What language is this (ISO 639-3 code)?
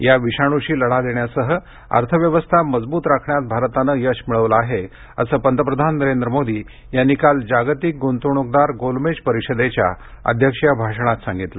mar